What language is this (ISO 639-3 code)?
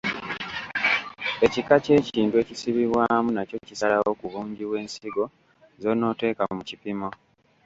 lug